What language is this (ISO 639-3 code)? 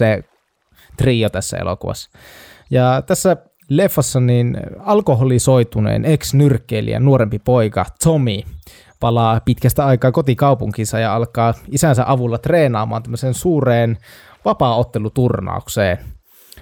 fin